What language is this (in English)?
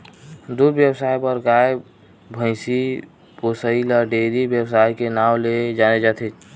Chhattisgarhi